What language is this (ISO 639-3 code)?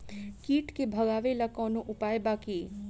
bho